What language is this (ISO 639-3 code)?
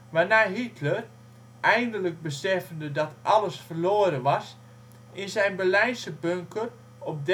nld